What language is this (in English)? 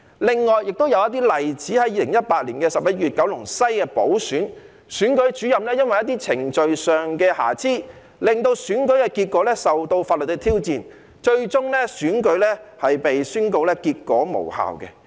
Cantonese